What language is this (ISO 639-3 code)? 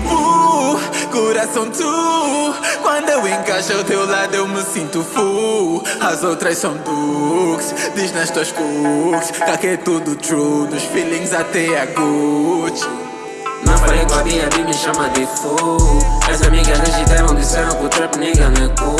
por